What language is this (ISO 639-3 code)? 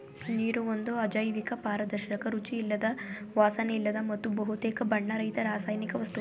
kan